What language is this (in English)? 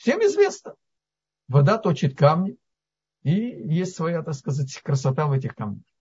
Russian